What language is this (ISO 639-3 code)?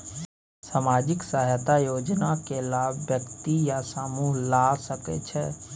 mai